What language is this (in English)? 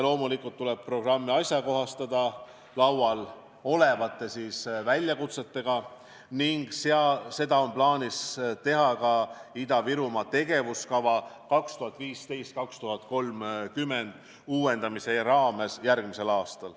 Estonian